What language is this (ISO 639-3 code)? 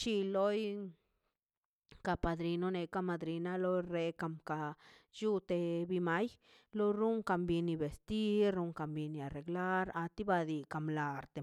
zpy